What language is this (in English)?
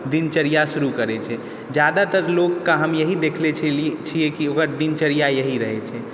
Maithili